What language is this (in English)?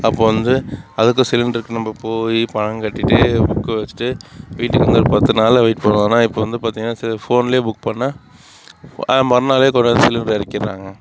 Tamil